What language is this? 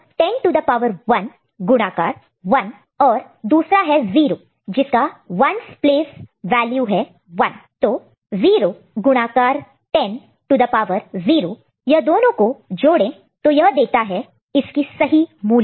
Hindi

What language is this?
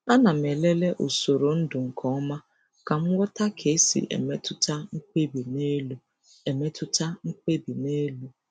Igbo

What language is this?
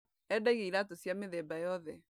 Kikuyu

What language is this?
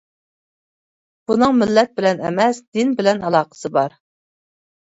Uyghur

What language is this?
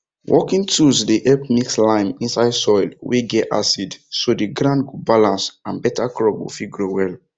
Nigerian Pidgin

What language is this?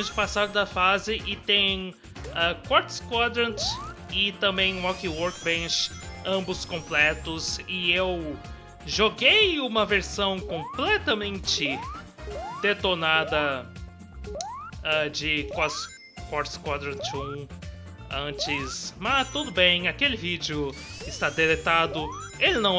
Portuguese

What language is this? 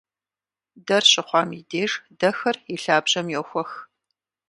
Kabardian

